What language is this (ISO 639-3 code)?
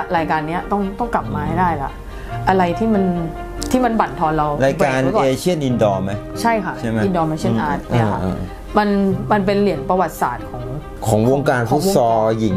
tha